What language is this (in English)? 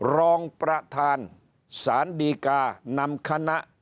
Thai